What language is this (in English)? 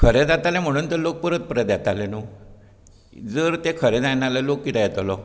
Konkani